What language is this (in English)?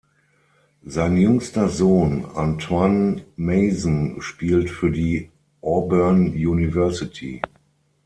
German